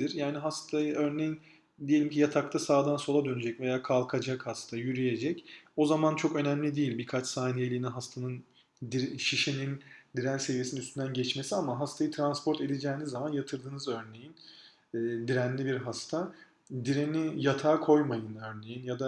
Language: Turkish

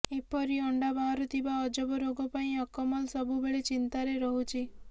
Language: Odia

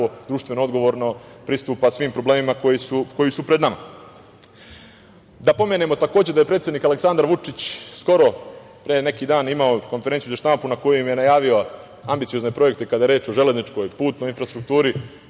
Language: Serbian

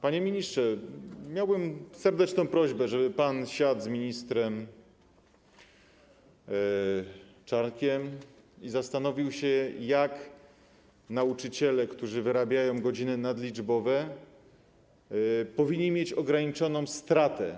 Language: Polish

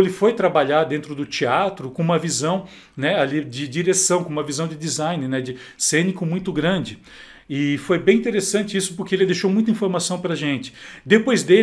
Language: Portuguese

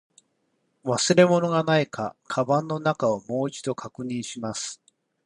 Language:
Japanese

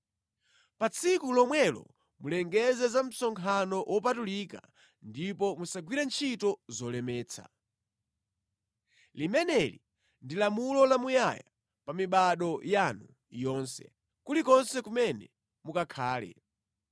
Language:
Nyanja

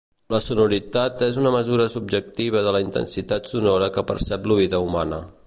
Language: Catalan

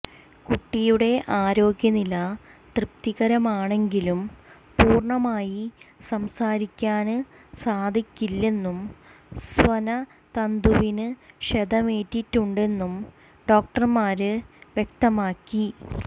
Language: Malayalam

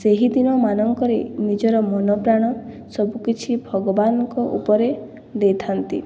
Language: Odia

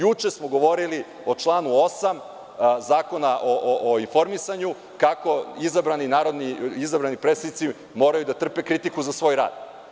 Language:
Serbian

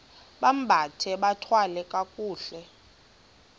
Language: Xhosa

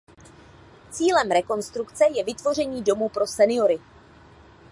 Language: Czech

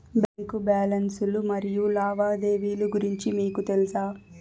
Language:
Telugu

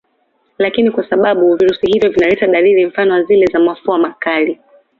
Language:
Swahili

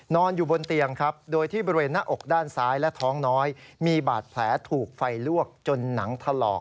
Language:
Thai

